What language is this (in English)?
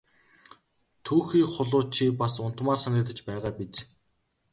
Mongolian